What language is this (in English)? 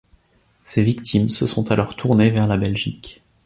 French